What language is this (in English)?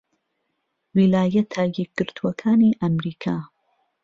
Central Kurdish